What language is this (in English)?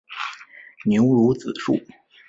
Chinese